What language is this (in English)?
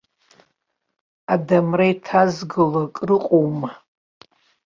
Abkhazian